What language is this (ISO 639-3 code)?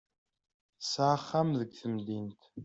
kab